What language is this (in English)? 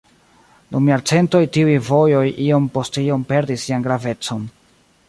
Esperanto